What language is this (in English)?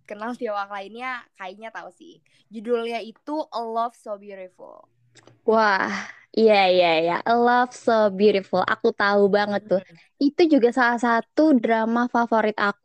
Indonesian